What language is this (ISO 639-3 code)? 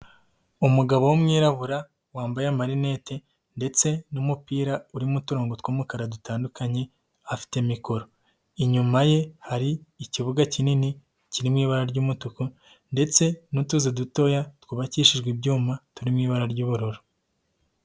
kin